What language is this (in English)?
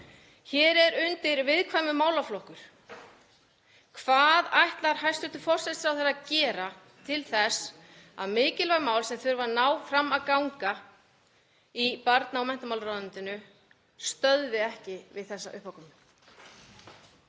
Icelandic